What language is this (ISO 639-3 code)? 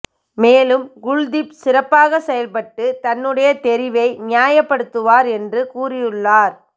tam